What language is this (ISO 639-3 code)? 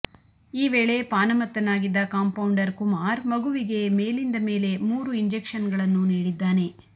kan